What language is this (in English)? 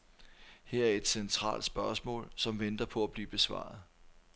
Danish